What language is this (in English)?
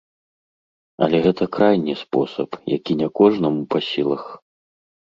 Belarusian